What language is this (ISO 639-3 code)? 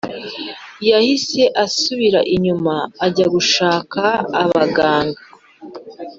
kin